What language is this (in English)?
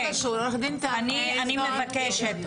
Hebrew